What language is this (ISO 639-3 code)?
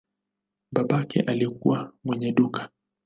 swa